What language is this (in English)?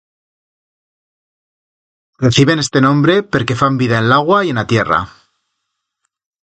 Aragonese